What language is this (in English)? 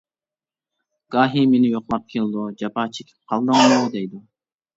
Uyghur